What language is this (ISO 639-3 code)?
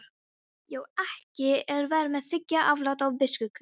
isl